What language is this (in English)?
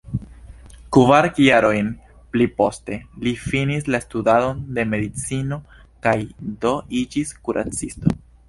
Esperanto